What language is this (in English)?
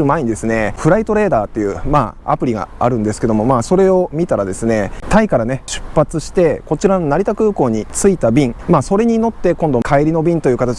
Japanese